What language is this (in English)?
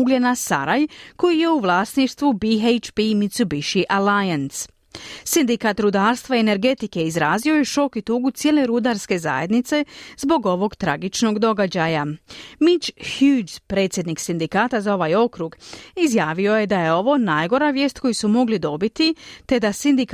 Croatian